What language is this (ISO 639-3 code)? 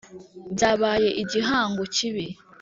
kin